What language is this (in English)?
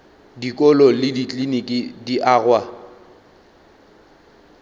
Northern Sotho